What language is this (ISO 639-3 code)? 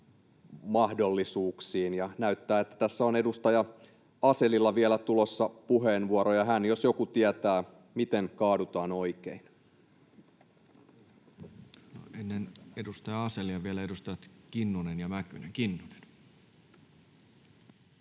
fin